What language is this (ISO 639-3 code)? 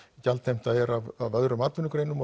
isl